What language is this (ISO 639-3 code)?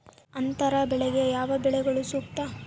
kan